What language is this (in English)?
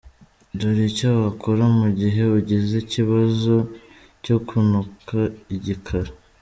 Kinyarwanda